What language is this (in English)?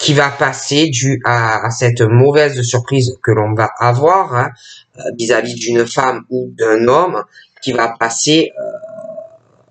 French